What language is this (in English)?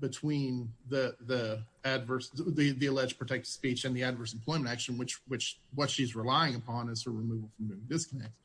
English